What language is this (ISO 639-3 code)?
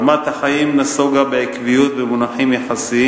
heb